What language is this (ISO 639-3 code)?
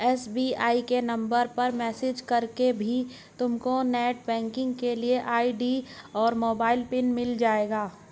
hin